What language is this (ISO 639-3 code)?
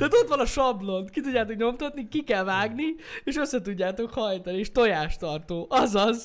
hun